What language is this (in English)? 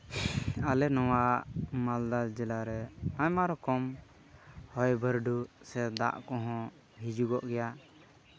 Santali